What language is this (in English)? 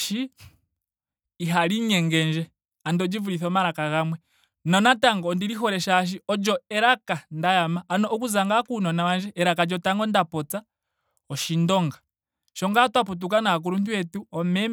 Ndonga